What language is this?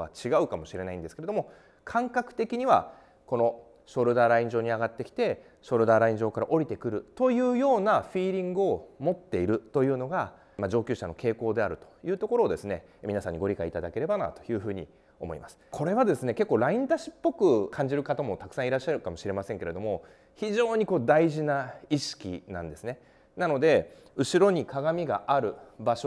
Japanese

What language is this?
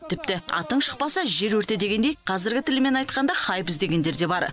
Kazakh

